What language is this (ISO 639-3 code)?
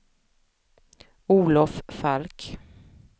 swe